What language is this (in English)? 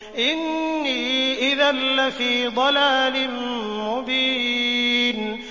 Arabic